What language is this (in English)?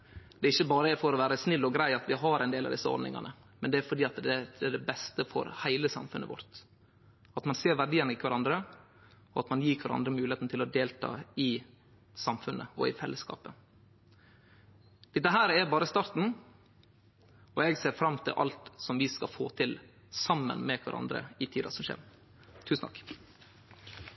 Norwegian Nynorsk